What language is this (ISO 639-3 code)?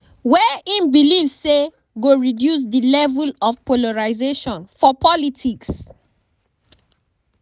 pcm